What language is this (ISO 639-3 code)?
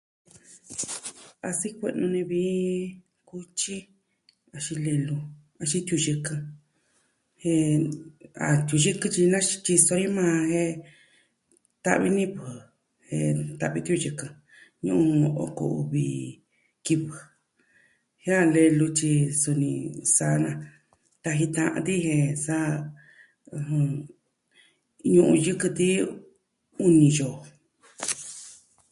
meh